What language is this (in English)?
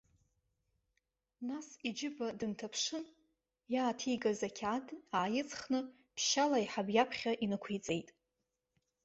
Abkhazian